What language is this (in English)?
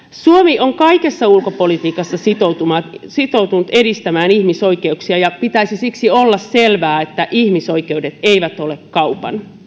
Finnish